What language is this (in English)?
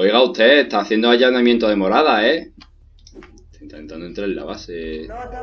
Spanish